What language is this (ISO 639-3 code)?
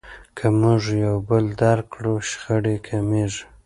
pus